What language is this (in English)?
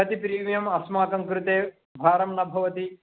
Sanskrit